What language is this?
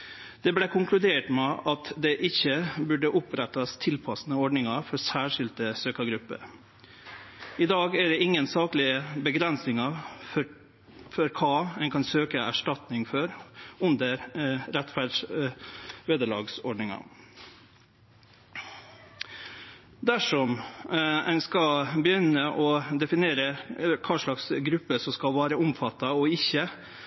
Norwegian Nynorsk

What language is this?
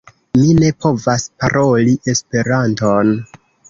Esperanto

